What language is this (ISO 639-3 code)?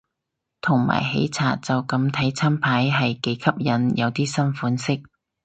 yue